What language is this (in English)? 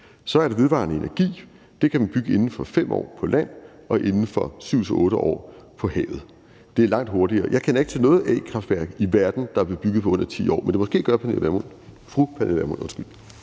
Danish